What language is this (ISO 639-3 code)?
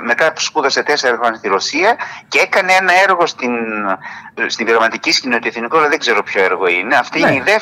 ell